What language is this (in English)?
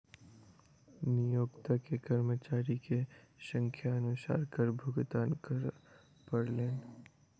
Maithili